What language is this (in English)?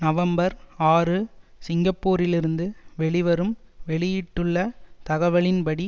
Tamil